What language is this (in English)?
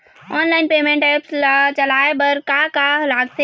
Chhattisgarhi